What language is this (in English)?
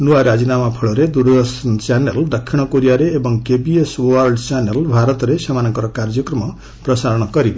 Odia